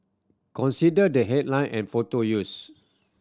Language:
English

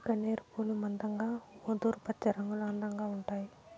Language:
Telugu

